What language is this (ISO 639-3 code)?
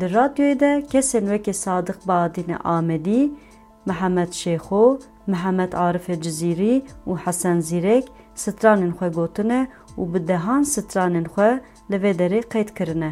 tur